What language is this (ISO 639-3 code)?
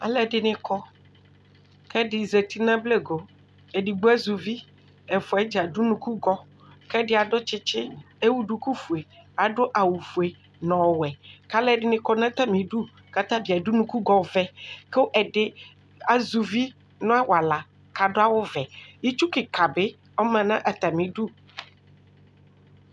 kpo